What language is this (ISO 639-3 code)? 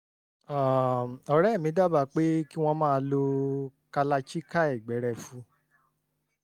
yor